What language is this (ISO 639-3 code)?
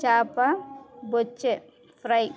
tel